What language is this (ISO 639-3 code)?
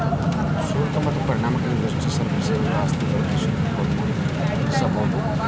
kan